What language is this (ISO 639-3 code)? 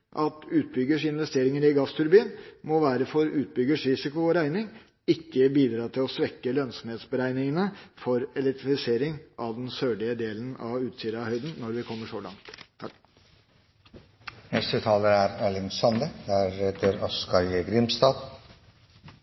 nor